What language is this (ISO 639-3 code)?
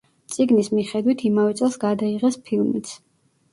kat